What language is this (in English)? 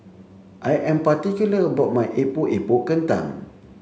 English